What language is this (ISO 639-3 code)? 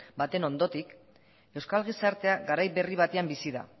eus